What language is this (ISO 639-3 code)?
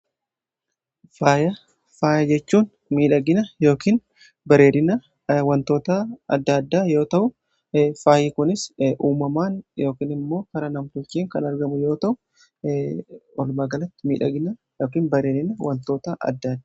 orm